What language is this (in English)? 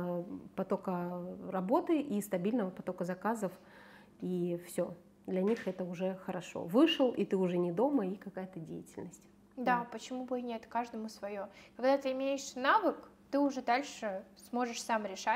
Russian